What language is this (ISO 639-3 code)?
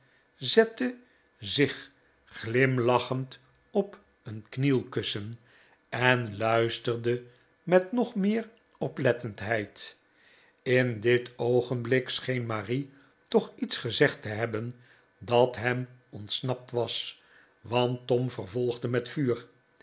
nld